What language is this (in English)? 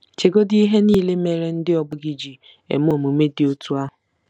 Igbo